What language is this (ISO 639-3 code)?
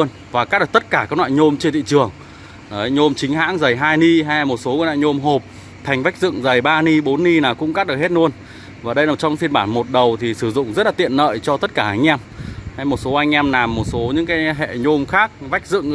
vie